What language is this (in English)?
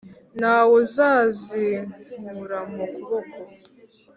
Kinyarwanda